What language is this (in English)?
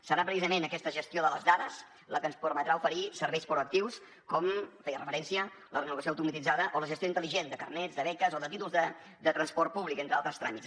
Catalan